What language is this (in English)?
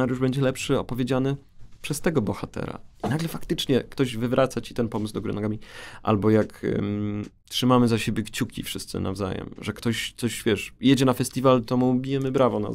Polish